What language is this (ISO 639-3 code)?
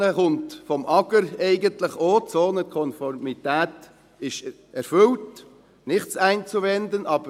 gsw